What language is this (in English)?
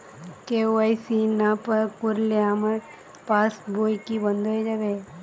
Bangla